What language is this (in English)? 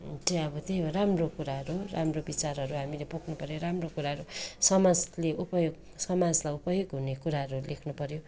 Nepali